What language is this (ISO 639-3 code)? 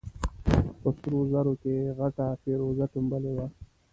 pus